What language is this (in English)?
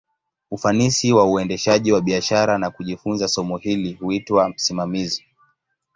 Swahili